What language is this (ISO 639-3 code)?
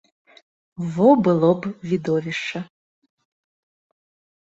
bel